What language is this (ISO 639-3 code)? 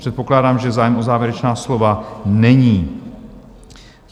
ces